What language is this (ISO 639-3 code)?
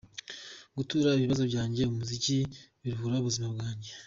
kin